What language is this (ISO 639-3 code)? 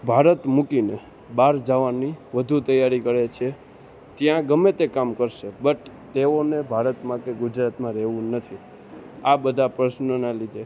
guj